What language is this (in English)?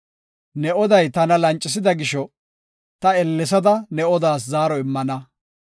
Gofa